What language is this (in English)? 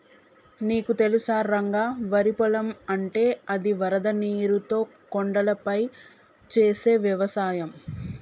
Telugu